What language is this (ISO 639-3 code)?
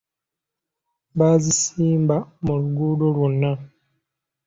lug